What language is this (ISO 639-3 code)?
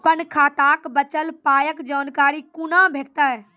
mai